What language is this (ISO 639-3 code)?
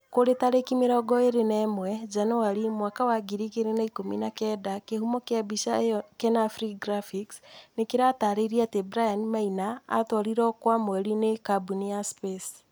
kik